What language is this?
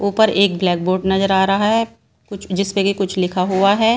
Hindi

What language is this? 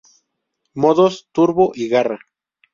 Spanish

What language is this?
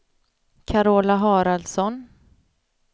Swedish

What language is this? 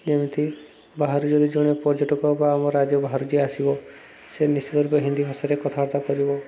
Odia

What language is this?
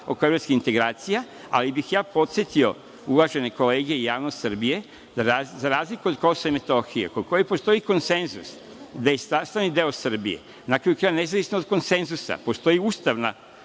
Serbian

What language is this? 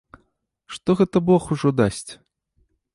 Belarusian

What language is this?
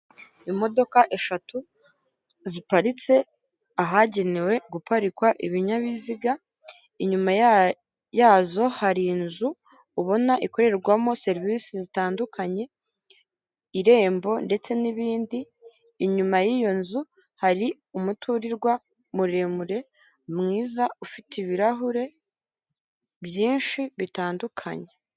Kinyarwanda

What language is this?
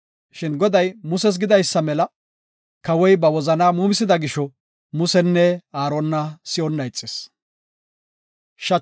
Gofa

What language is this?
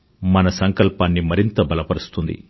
Telugu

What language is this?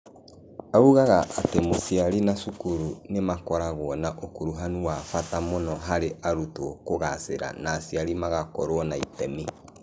Kikuyu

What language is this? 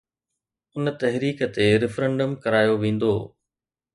Sindhi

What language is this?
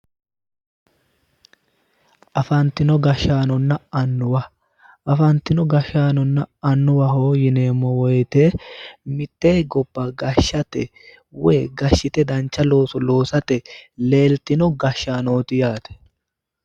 Sidamo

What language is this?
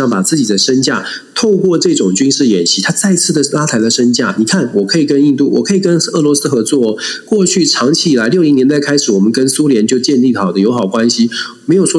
Chinese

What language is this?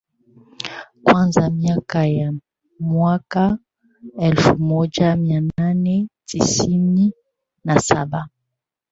Swahili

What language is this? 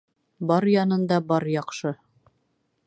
Bashkir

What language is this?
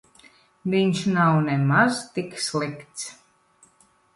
Latvian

